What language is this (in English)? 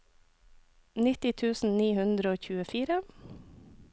Norwegian